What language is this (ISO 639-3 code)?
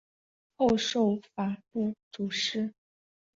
zho